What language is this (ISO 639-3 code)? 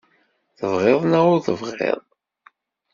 kab